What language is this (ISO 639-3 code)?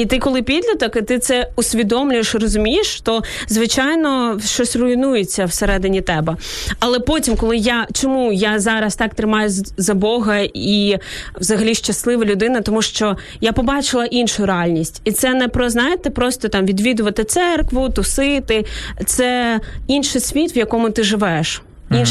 ukr